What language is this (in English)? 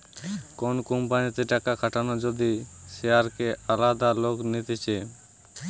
Bangla